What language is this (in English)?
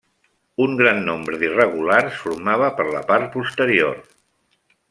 Catalan